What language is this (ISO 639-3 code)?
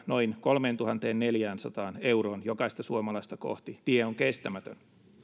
fin